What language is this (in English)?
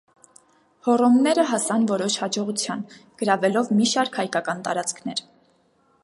Armenian